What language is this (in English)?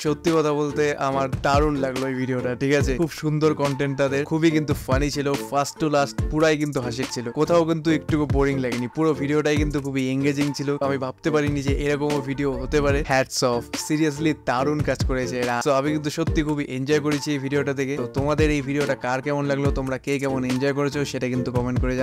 Indonesian